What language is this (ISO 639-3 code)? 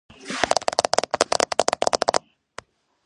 kat